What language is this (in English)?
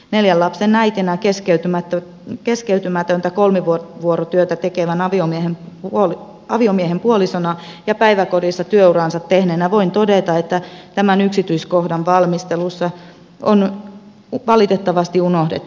Finnish